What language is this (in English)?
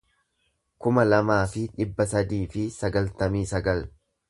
Oromo